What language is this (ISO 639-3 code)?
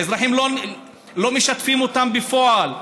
heb